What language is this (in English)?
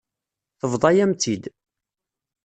Kabyle